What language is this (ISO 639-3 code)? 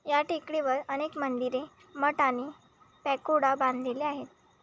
mar